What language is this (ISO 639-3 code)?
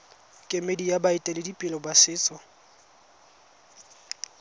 tsn